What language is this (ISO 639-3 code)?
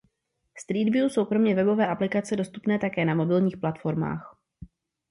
ces